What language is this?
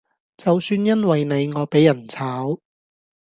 Cantonese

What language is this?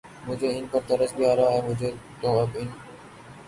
Urdu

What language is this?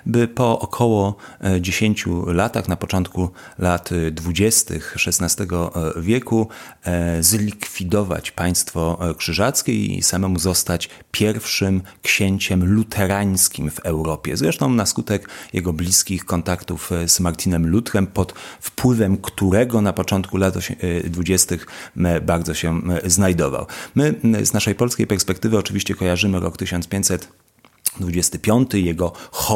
Polish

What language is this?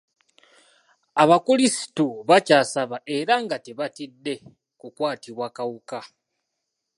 Ganda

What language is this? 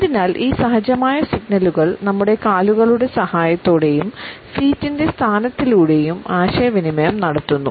Malayalam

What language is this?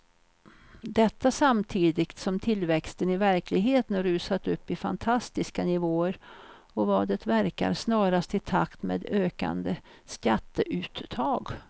Swedish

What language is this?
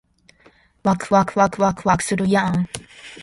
Japanese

